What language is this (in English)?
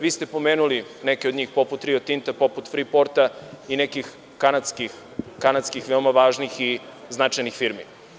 Serbian